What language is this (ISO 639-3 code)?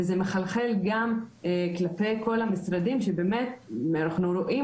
heb